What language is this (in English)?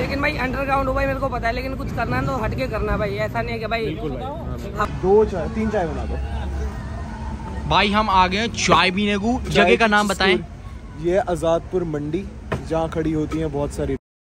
Hindi